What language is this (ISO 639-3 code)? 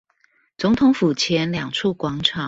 zho